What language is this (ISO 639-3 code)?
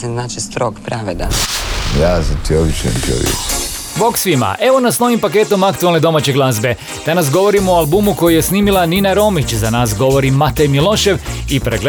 hrv